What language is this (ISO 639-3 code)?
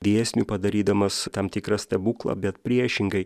lit